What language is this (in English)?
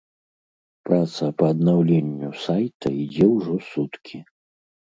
Belarusian